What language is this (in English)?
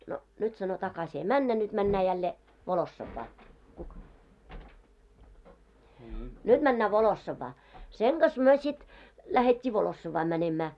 Finnish